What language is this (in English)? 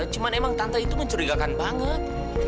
Indonesian